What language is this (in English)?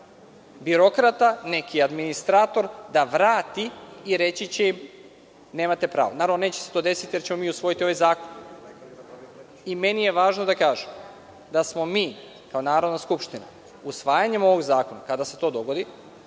Serbian